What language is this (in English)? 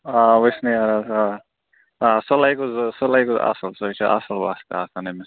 Kashmiri